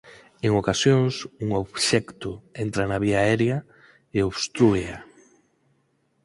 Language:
Galician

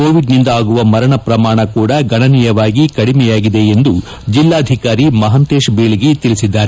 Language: Kannada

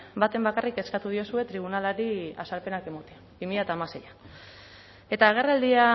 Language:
Basque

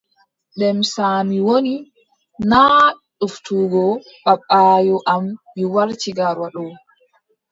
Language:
Adamawa Fulfulde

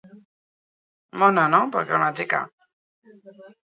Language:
Basque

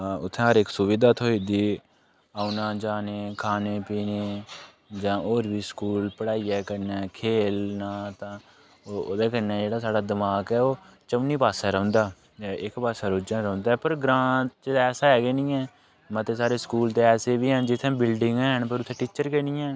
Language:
Dogri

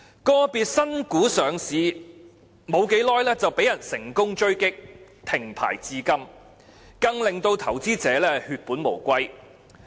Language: Cantonese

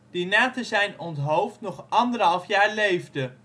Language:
Dutch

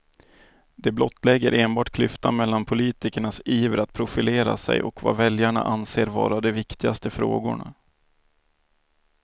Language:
Swedish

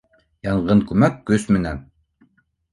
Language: Bashkir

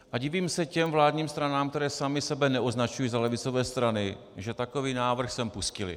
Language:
Czech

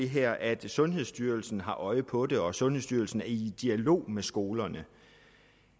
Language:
Danish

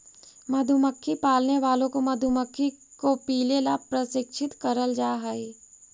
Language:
Magahi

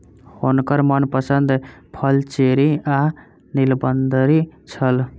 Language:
Maithili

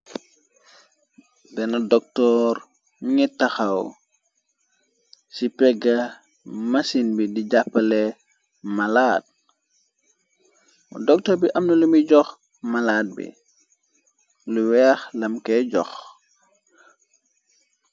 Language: Wolof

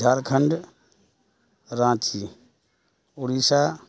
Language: Urdu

